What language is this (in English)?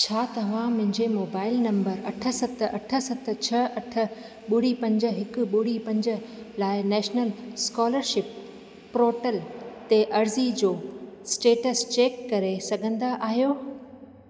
Sindhi